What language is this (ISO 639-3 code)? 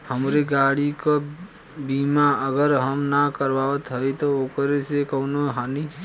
bho